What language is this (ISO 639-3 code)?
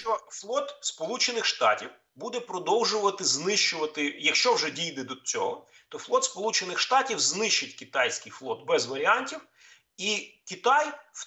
ukr